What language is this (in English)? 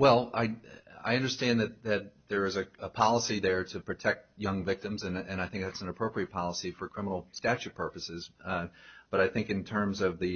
English